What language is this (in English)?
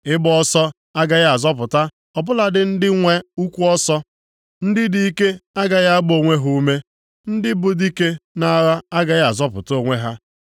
Igbo